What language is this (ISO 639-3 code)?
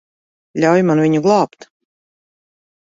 lav